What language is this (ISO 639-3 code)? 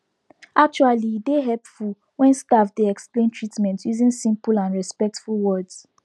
pcm